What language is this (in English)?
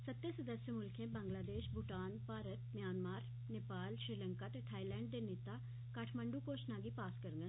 Dogri